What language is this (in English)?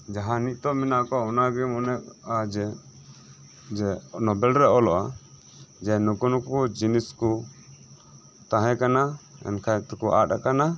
Santali